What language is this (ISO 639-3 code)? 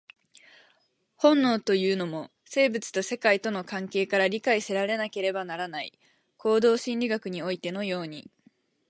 jpn